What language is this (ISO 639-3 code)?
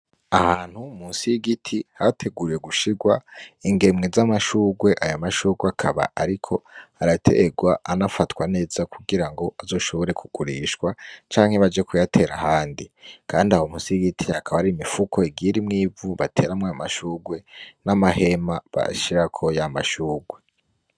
run